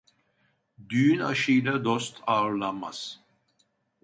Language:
Turkish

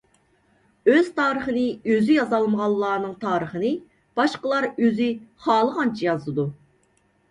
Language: Uyghur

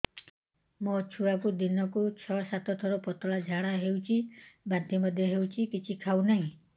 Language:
Odia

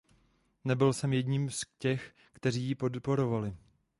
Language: Czech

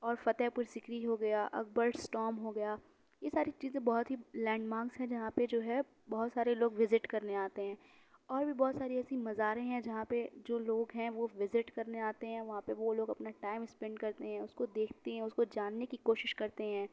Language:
Urdu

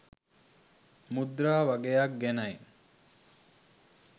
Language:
Sinhala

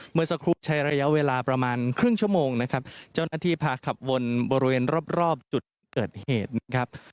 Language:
Thai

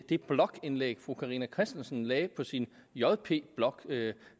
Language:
Danish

